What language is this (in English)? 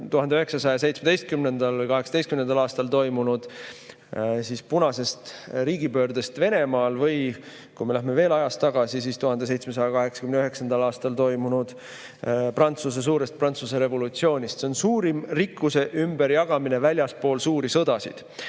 Estonian